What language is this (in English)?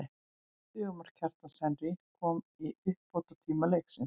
Icelandic